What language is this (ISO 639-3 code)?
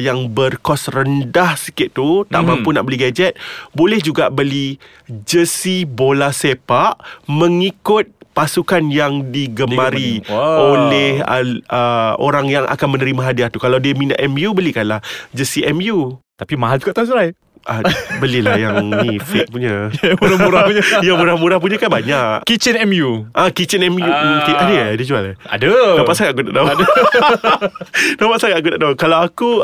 msa